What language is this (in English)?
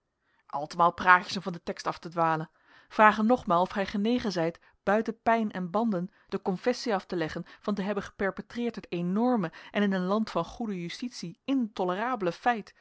Dutch